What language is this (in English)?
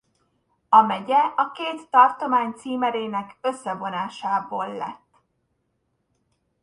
Hungarian